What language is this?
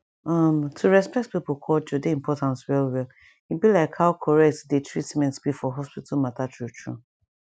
Nigerian Pidgin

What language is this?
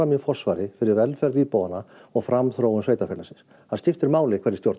Icelandic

